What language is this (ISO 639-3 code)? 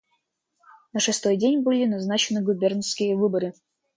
rus